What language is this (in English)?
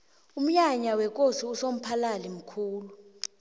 South Ndebele